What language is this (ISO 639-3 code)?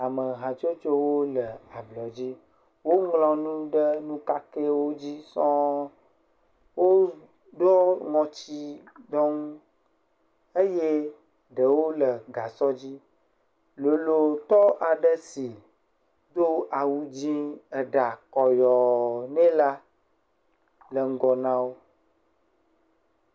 ewe